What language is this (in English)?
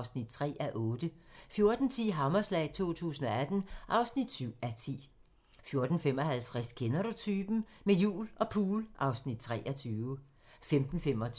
Danish